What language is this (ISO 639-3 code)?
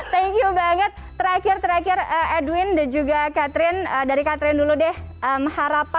ind